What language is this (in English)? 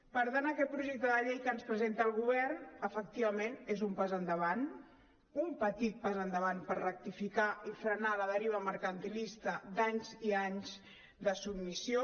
Catalan